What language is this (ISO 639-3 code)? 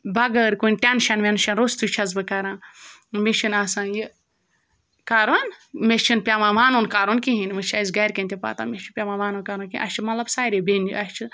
kas